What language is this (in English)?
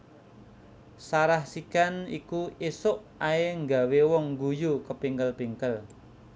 Javanese